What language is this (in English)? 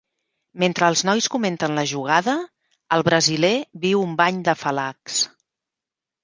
Catalan